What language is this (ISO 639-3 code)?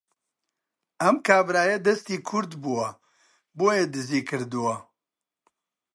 ckb